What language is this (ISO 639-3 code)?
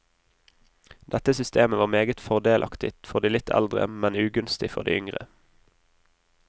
nor